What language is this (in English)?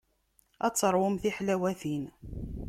Kabyle